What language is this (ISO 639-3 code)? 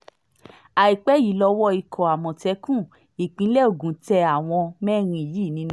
yor